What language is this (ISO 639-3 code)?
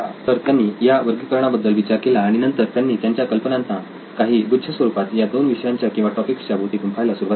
mar